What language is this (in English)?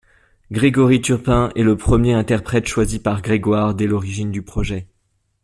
French